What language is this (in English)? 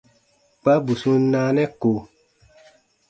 Baatonum